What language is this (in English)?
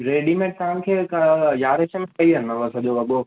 Sindhi